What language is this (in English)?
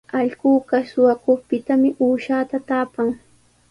Sihuas Ancash Quechua